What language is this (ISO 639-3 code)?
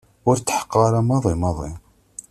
kab